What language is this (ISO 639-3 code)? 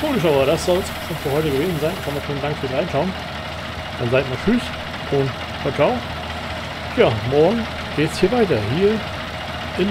deu